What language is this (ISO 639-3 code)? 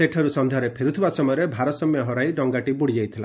ori